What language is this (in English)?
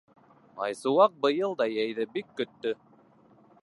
Bashkir